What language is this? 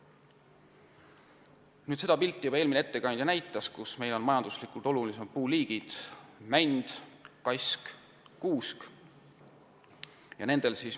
Estonian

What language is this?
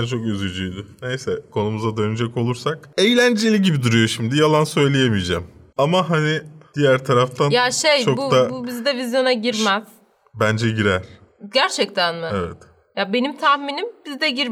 Turkish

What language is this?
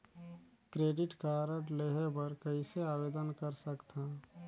Chhattisgarhi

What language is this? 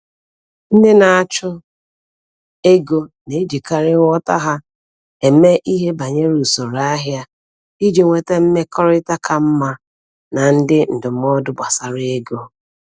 Igbo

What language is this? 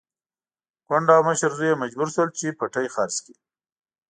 Pashto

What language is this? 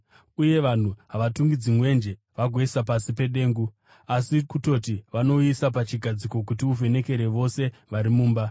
Shona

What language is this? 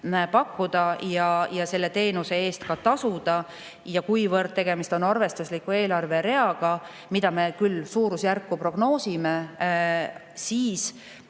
Estonian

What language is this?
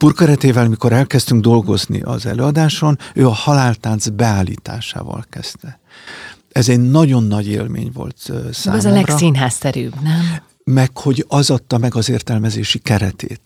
Hungarian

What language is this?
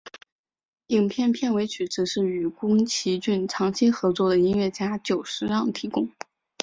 Chinese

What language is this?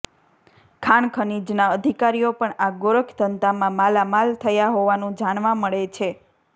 Gujarati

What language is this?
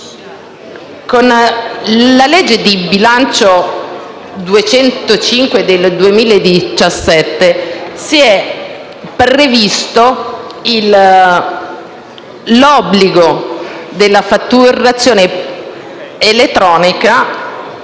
Italian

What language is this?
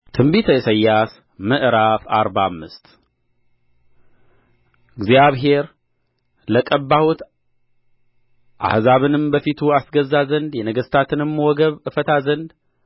Amharic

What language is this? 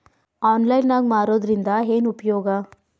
Kannada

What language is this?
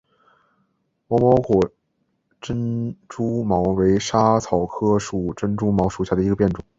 Chinese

